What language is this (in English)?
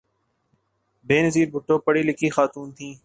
Urdu